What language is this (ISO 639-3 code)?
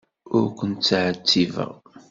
kab